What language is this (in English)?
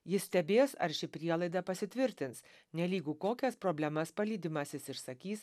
Lithuanian